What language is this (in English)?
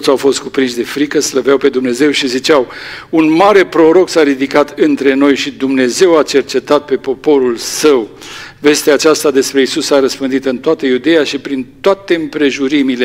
Romanian